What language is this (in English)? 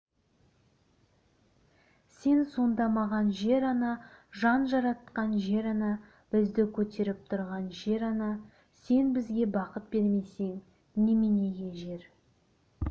Kazakh